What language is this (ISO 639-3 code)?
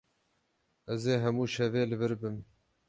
kur